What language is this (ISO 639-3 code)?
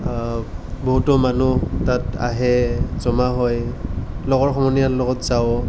asm